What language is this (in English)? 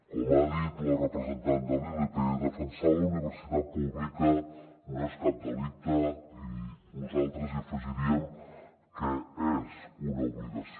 Catalan